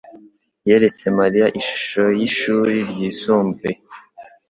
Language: Kinyarwanda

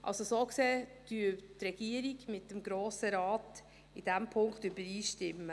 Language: Swiss German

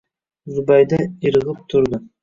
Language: Uzbek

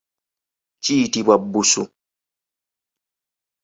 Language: Ganda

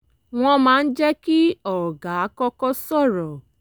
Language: Yoruba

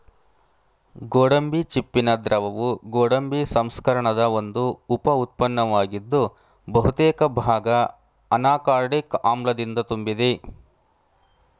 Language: Kannada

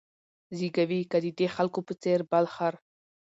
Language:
Pashto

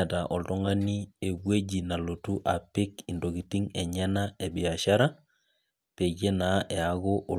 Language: Masai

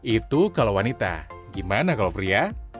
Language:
Indonesian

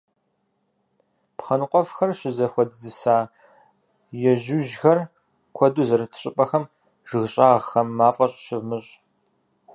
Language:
Kabardian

